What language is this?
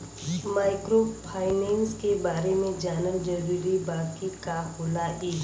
Bhojpuri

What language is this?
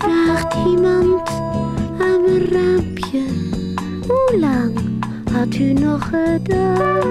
Dutch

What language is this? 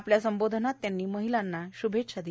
Marathi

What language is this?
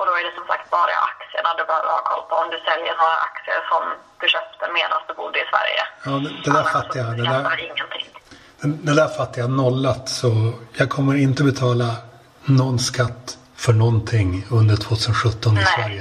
Swedish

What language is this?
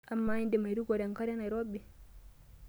Masai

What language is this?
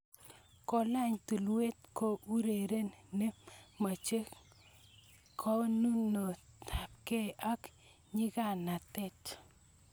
Kalenjin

